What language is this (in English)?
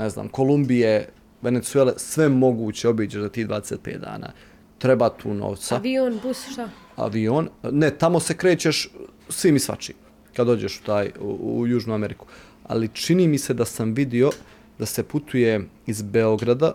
Croatian